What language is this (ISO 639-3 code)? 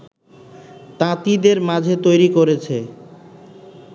ben